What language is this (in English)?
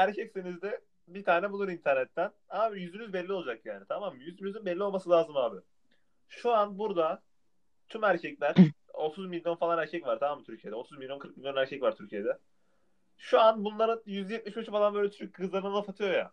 Turkish